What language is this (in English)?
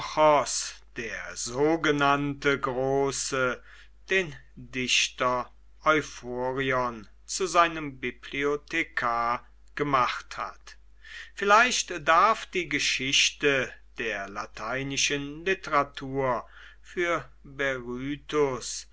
German